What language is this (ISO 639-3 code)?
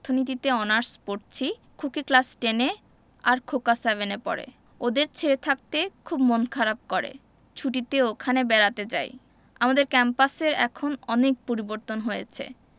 ben